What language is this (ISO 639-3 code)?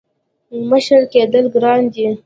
pus